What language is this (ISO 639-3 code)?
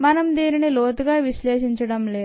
tel